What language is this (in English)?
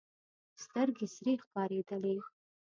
Pashto